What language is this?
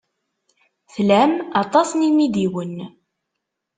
Kabyle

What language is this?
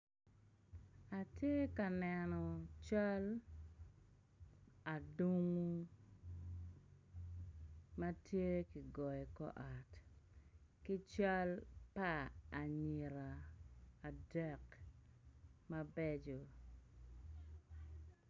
Acoli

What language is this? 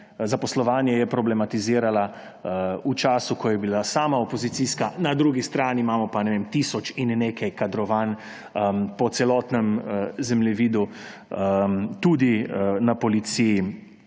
Slovenian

